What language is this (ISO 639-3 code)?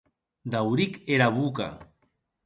oci